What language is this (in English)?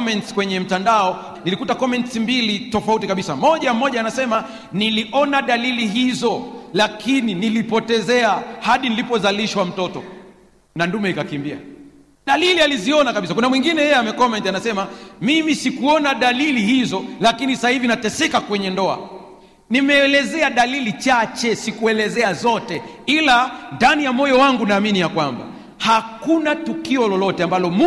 Swahili